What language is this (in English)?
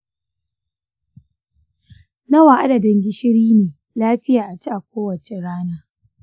Hausa